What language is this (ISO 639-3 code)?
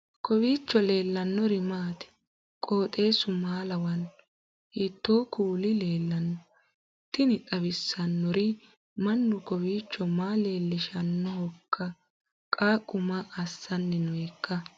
sid